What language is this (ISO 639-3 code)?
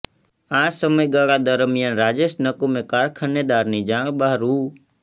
guj